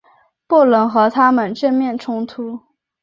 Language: Chinese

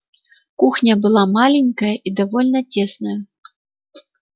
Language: Russian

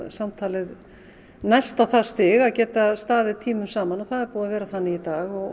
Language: Icelandic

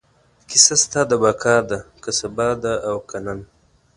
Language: Pashto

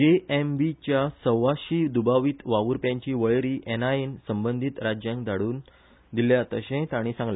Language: Konkani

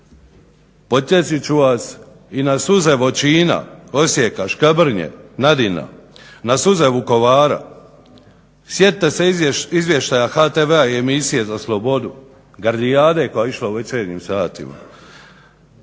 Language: Croatian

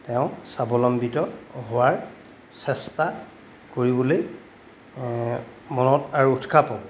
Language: Assamese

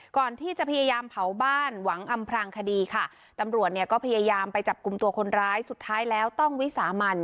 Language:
Thai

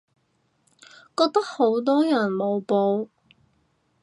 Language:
Cantonese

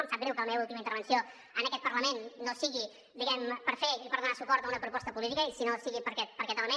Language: Catalan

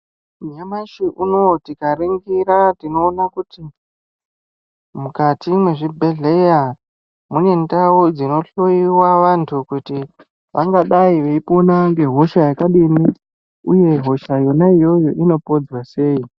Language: Ndau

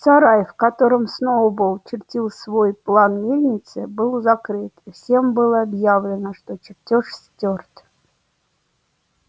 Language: Russian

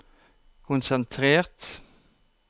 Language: Norwegian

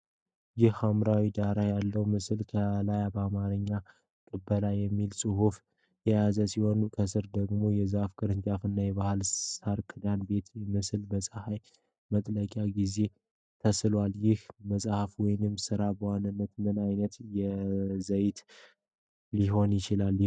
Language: Amharic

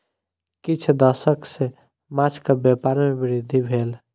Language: Maithili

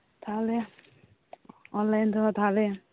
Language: Santali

